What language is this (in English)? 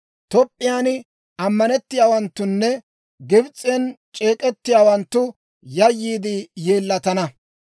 Dawro